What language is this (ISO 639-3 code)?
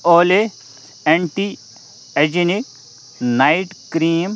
kas